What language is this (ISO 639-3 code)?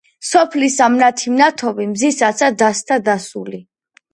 kat